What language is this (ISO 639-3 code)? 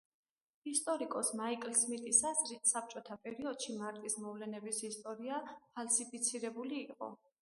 kat